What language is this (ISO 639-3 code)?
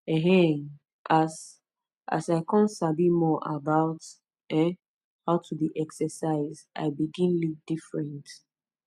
pcm